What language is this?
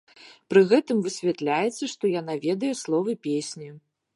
Belarusian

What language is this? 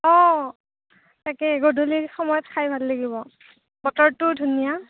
Assamese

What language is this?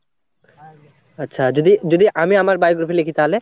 Bangla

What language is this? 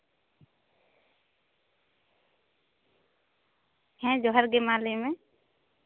Santali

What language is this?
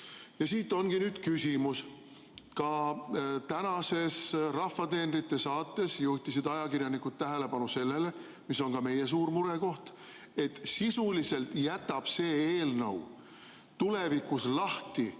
Estonian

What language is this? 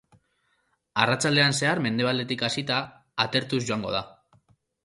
Basque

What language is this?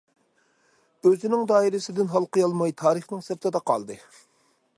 Uyghur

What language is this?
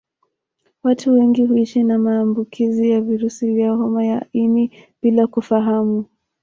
Swahili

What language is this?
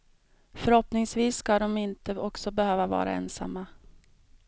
Swedish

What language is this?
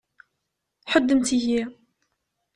Kabyle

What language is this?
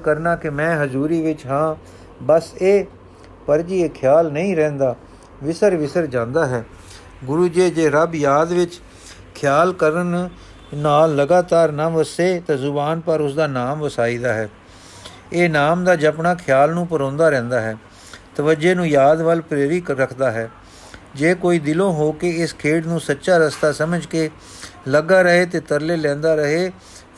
Punjabi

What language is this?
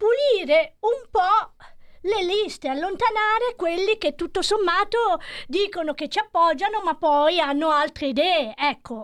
Italian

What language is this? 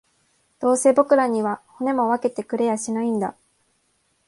Japanese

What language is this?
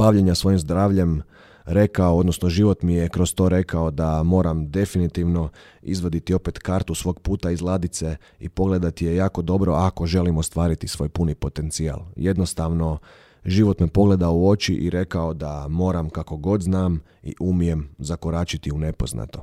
Croatian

